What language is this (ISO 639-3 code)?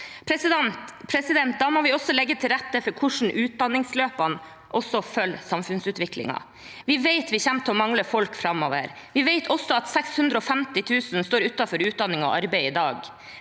nor